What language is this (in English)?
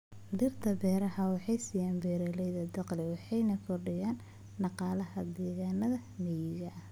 Somali